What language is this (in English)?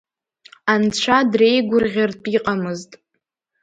Abkhazian